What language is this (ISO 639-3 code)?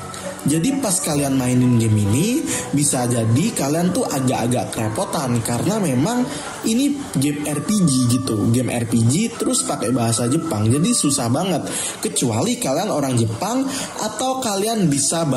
ind